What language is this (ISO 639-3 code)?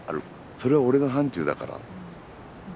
jpn